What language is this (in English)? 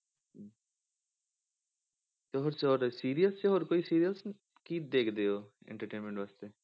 Punjabi